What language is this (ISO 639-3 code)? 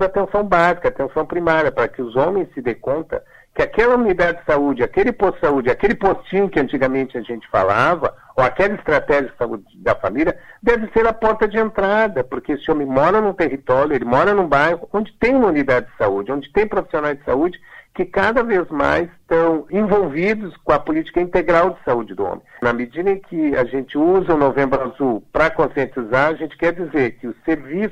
por